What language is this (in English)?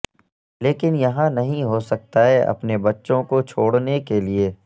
Urdu